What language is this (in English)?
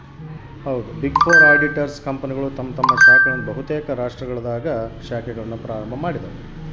Kannada